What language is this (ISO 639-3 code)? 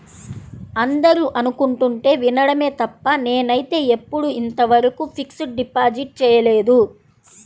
tel